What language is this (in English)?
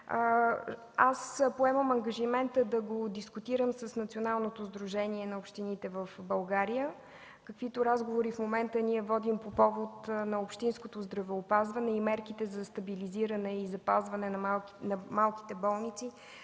Bulgarian